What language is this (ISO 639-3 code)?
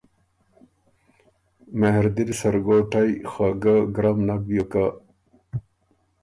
oru